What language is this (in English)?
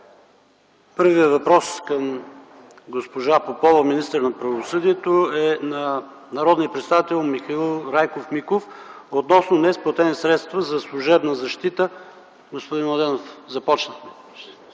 Bulgarian